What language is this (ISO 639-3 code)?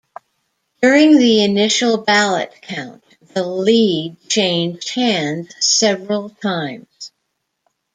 eng